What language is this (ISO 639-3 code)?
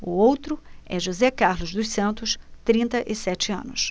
por